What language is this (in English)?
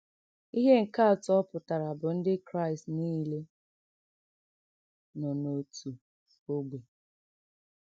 Igbo